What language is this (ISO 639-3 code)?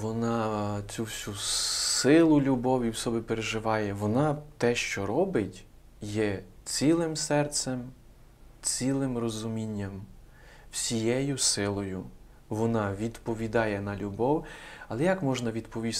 ukr